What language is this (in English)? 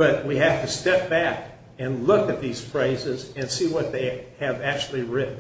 English